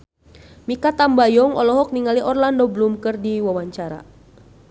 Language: Sundanese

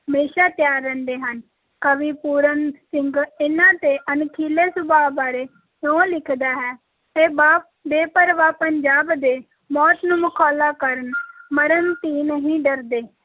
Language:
Punjabi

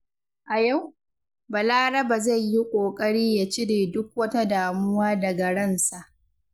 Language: Hausa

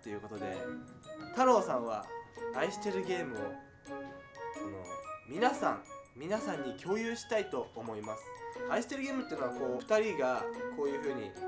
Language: Japanese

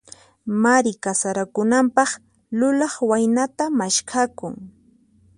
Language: Puno Quechua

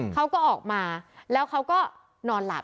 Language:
Thai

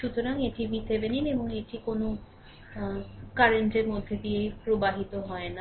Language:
Bangla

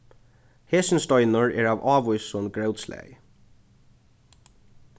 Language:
Faroese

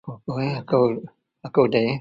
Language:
Central Melanau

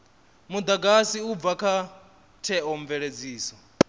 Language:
Venda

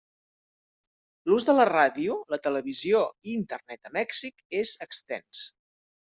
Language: Catalan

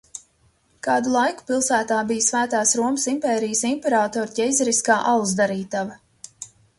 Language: Latvian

